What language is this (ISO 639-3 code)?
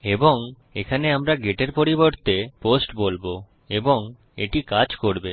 ben